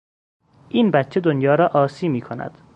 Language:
Persian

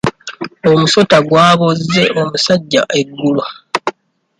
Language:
Ganda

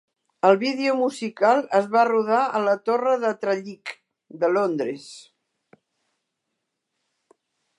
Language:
Catalan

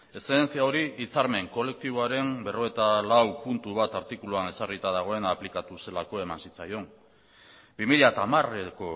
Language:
Basque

